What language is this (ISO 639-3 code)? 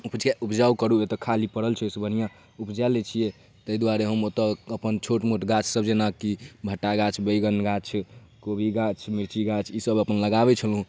mai